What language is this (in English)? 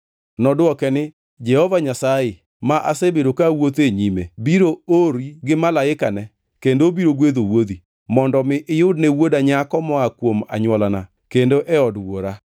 Luo (Kenya and Tanzania)